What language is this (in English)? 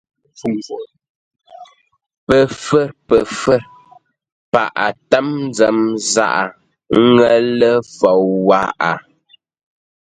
Ngombale